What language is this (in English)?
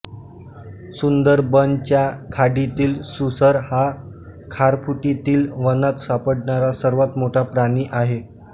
Marathi